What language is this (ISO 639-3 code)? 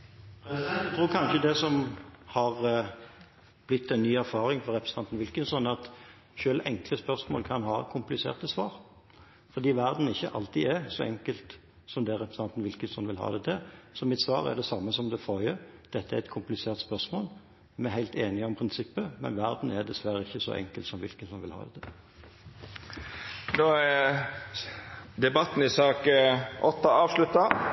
nor